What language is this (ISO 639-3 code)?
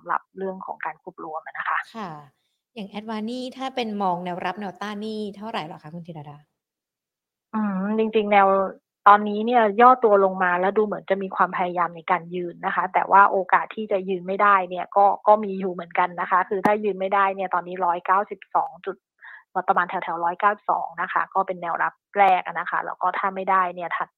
tha